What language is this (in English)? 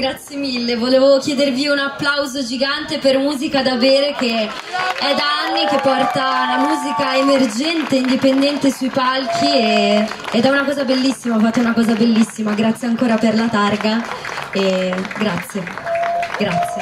Italian